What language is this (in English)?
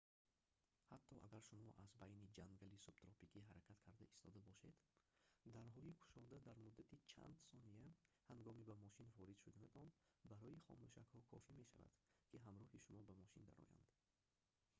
Tajik